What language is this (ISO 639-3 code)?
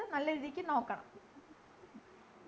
mal